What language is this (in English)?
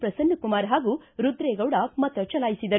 Kannada